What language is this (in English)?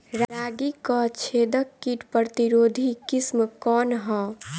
Bhojpuri